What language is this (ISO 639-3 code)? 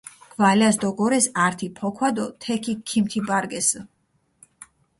xmf